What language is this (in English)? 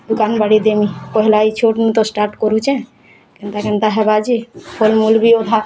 Odia